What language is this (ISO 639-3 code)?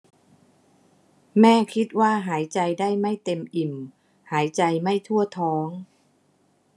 tha